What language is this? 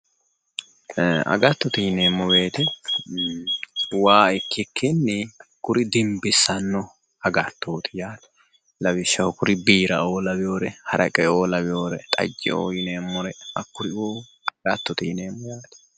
Sidamo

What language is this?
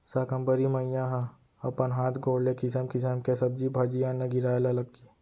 Chhattisgarhi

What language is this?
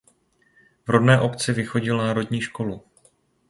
Czech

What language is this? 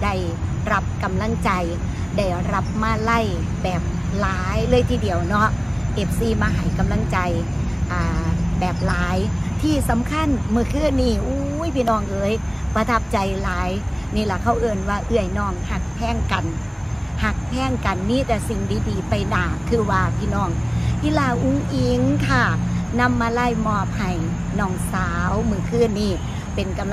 Thai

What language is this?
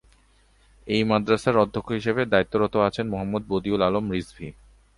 Bangla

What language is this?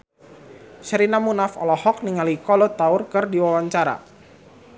Sundanese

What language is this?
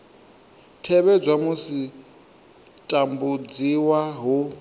Venda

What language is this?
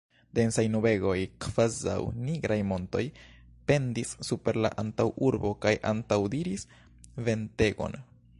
Esperanto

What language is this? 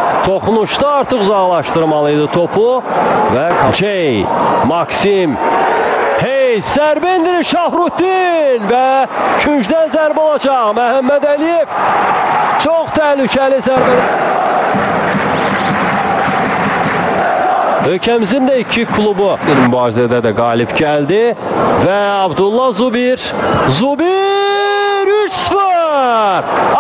Turkish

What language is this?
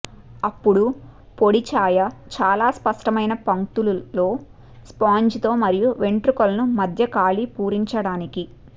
Telugu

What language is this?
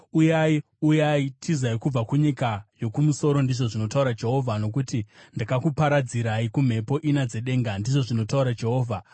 Shona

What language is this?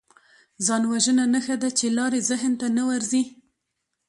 Pashto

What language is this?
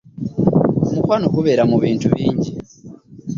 Ganda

